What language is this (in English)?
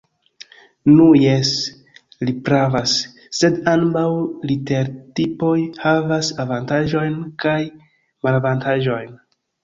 Esperanto